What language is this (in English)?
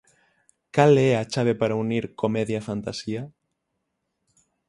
Galician